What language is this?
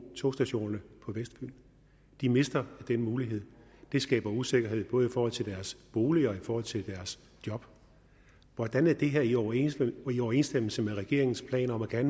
Danish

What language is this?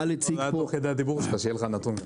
Hebrew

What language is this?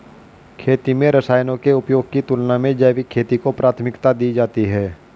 Hindi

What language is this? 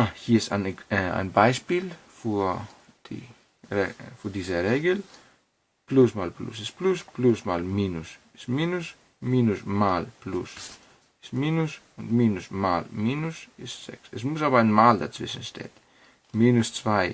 German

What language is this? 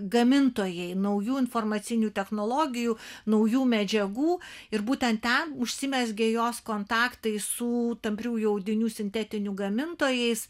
Lithuanian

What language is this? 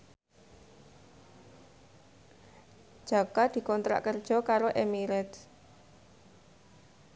Javanese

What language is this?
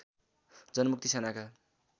Nepali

